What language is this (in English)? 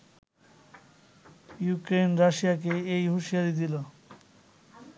Bangla